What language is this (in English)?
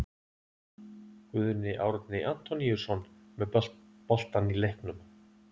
Icelandic